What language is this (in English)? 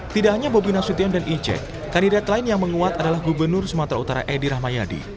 Indonesian